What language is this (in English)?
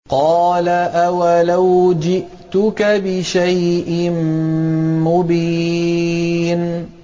Arabic